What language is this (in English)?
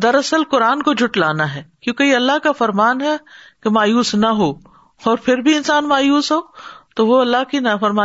Urdu